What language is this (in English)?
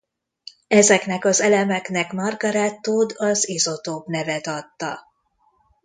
Hungarian